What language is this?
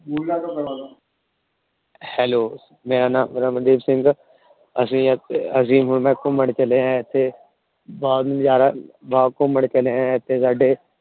Punjabi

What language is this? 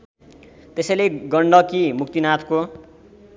Nepali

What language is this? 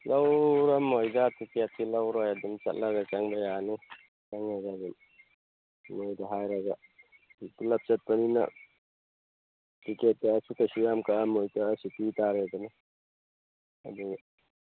Manipuri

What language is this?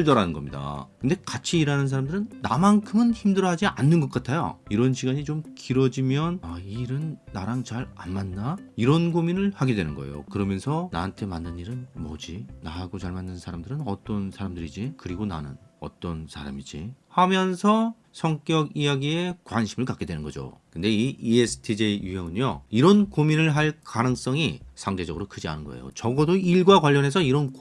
Korean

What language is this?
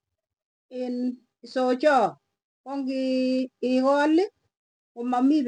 Tugen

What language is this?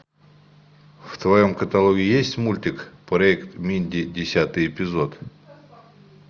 Russian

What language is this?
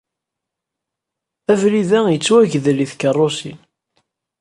Kabyle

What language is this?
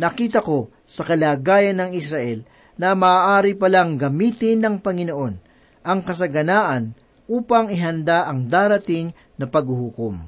Filipino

